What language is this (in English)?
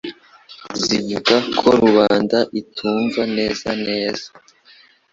Kinyarwanda